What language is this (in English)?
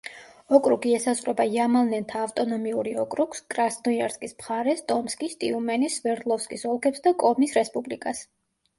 Georgian